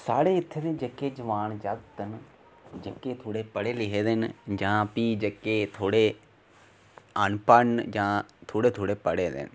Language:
Dogri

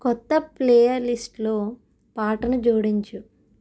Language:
Telugu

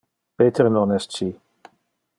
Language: Interlingua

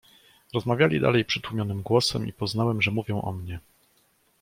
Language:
Polish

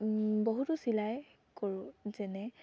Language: Assamese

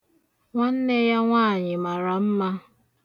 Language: Igbo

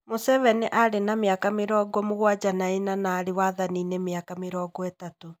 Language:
Kikuyu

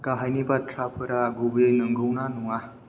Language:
Bodo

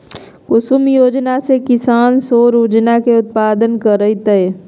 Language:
Magahi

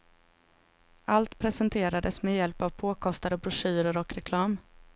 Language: Swedish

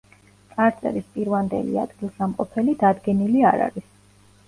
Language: Georgian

